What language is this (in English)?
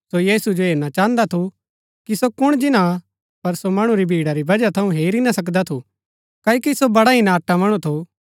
Gaddi